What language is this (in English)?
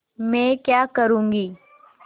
Hindi